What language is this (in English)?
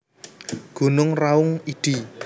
Javanese